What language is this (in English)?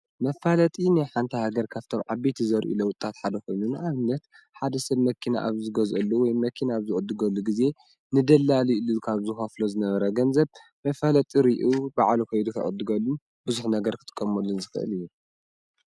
Tigrinya